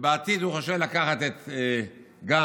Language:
Hebrew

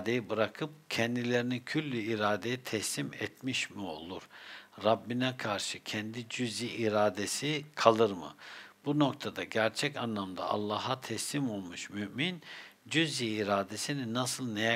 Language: Turkish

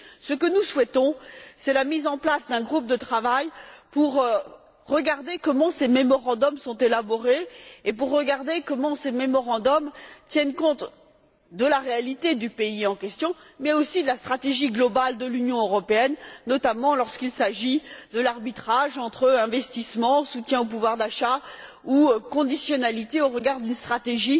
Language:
French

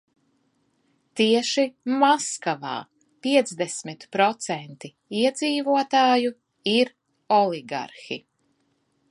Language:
Latvian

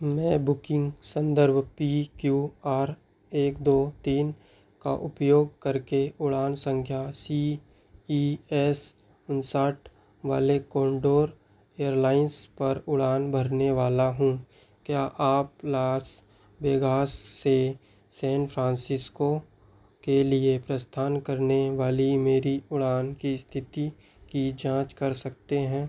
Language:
Hindi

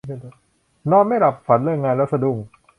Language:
Thai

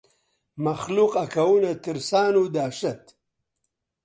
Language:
Central Kurdish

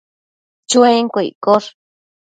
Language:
Matsés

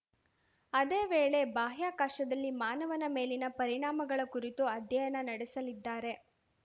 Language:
Kannada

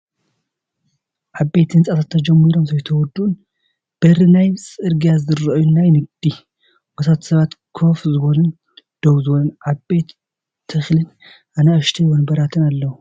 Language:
Tigrinya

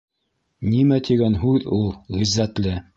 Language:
Bashkir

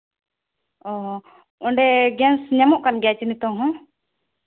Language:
Santali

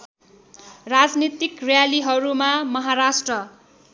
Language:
Nepali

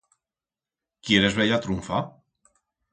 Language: Aragonese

